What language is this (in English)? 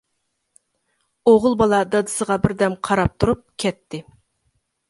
Uyghur